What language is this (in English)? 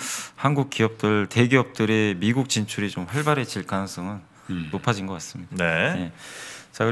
Korean